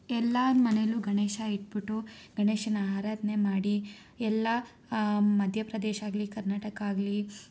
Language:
Kannada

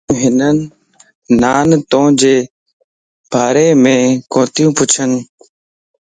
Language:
Lasi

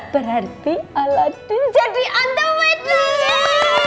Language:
Indonesian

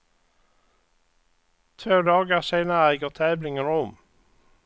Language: Swedish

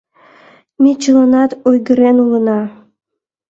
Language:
Mari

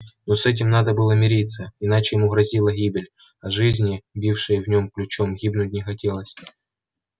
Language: Russian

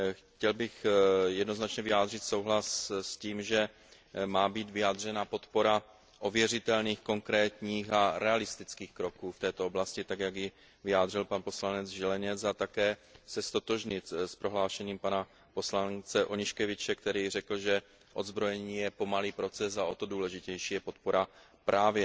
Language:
Czech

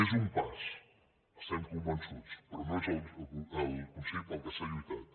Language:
Catalan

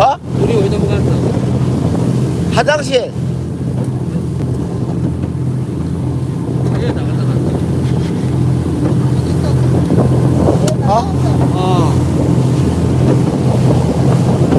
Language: Korean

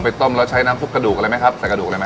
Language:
Thai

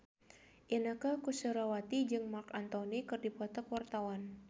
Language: Sundanese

